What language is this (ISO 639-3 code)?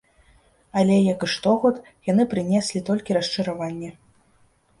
bel